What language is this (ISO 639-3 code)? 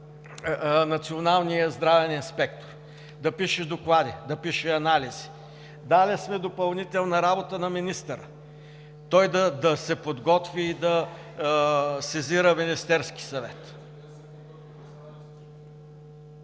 bul